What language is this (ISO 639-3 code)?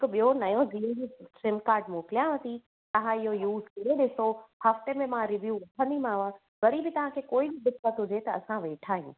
snd